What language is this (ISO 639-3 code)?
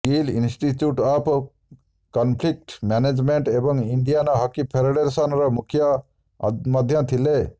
ori